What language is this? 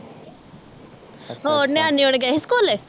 Punjabi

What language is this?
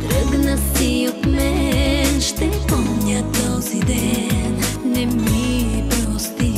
Bulgarian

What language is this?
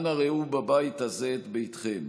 Hebrew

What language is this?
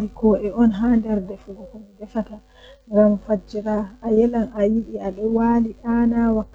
Western Niger Fulfulde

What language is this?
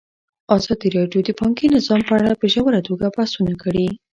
Pashto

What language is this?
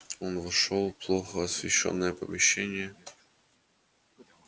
Russian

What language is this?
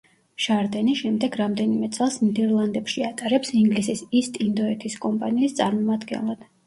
Georgian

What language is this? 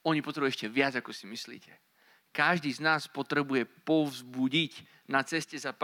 Slovak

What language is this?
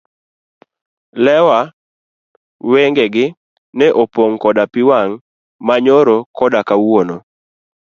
Luo (Kenya and Tanzania)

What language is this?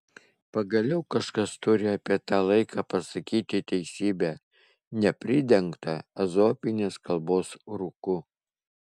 Lithuanian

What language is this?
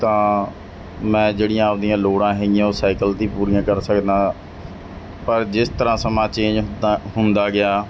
Punjabi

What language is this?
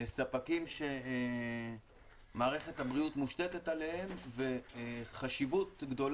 Hebrew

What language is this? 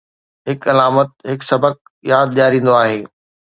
Sindhi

